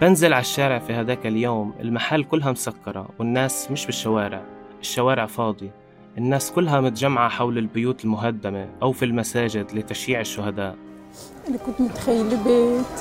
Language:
Arabic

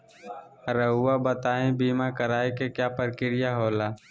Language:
Magahi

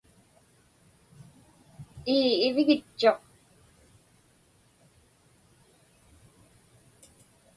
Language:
Inupiaq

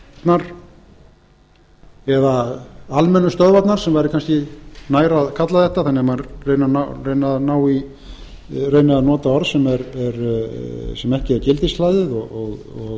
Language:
Icelandic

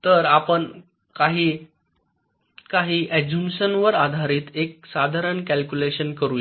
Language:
Marathi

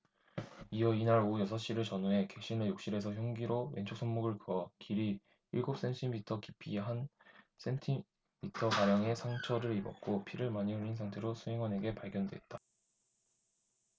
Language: Korean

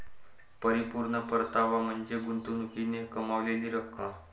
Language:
Marathi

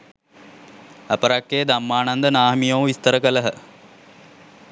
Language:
Sinhala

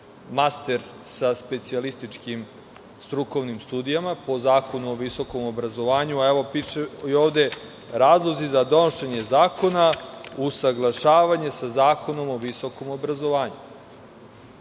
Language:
Serbian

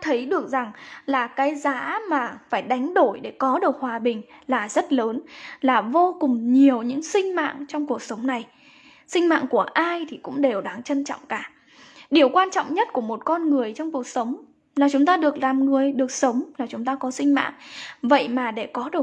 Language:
Vietnamese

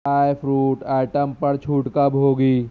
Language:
Urdu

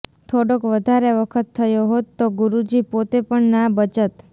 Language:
Gujarati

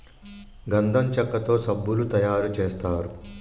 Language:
Telugu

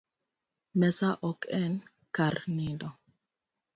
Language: Luo (Kenya and Tanzania)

